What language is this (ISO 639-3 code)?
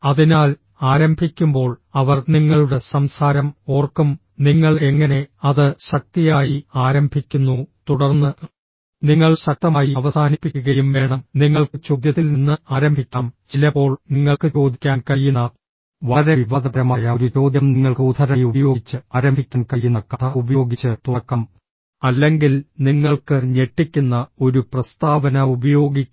mal